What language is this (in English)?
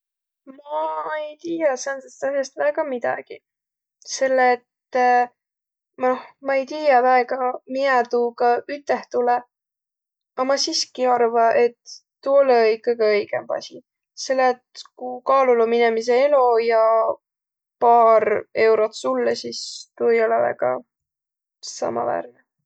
Võro